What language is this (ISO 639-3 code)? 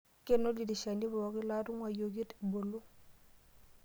mas